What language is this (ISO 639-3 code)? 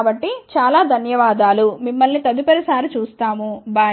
tel